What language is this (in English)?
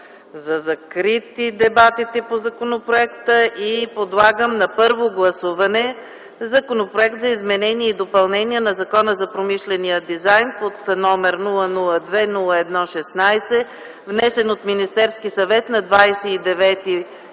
Bulgarian